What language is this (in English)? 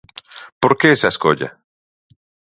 Galician